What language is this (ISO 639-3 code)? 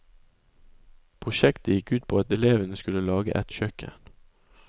nor